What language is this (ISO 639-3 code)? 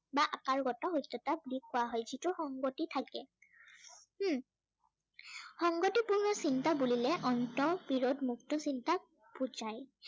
asm